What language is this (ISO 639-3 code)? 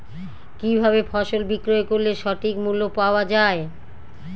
ben